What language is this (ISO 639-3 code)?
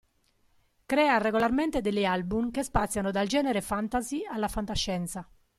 ita